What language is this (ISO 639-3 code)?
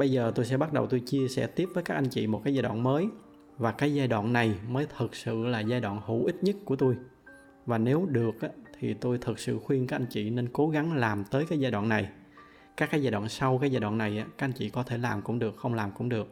vie